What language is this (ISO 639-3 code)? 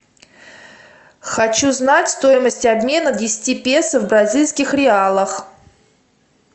rus